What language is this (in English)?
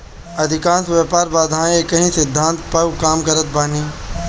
Bhojpuri